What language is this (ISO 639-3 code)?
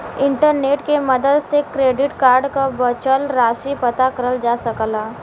bho